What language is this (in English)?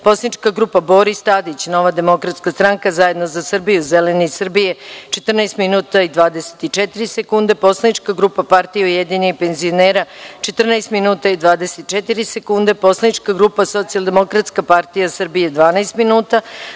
Serbian